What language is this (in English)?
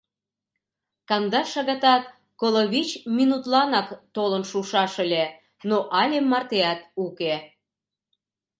Mari